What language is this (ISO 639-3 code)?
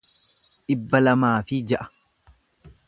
orm